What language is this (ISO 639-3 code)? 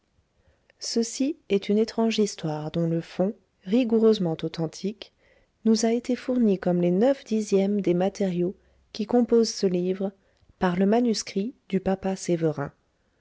fra